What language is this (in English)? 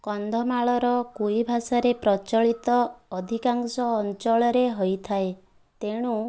Odia